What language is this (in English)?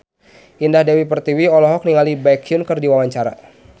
Sundanese